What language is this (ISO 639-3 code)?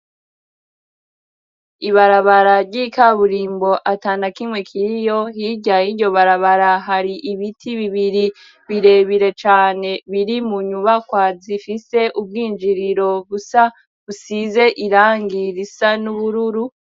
run